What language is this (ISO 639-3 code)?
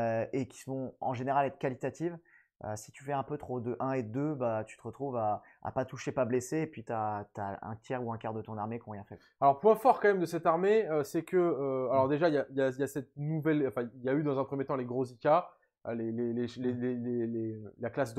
fra